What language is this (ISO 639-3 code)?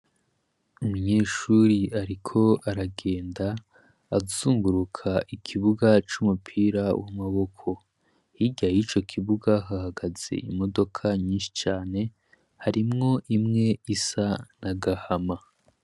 run